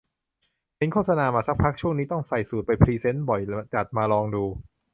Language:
Thai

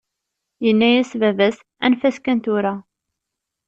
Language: Kabyle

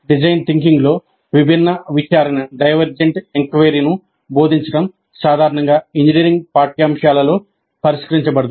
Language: Telugu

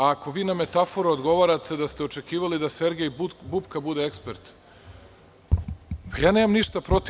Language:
Serbian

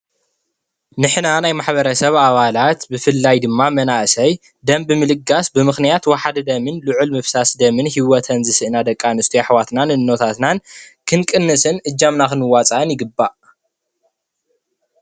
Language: Tigrinya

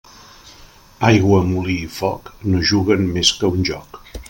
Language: Catalan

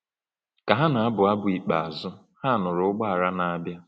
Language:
Igbo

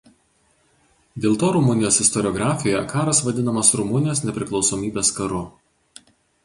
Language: Lithuanian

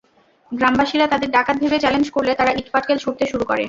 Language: Bangla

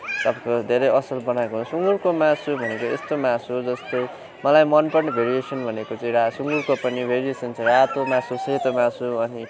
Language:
Nepali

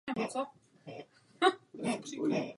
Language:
Czech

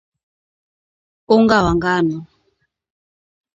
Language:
Swahili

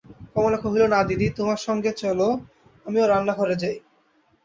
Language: Bangla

